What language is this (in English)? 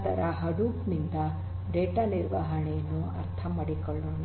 Kannada